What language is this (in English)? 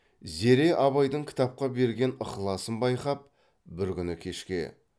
Kazakh